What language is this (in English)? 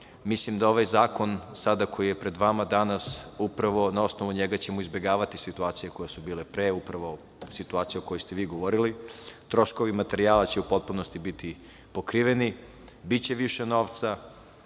Serbian